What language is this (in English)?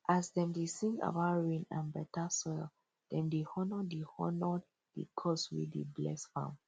Nigerian Pidgin